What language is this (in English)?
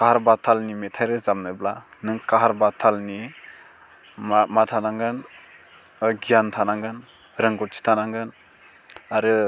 Bodo